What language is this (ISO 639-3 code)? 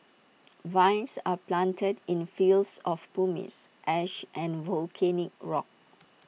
eng